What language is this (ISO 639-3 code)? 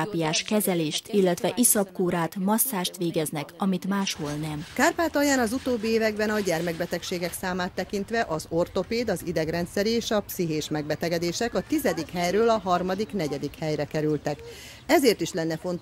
hun